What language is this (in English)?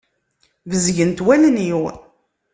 Kabyle